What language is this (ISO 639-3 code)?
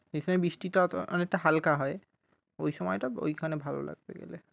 ben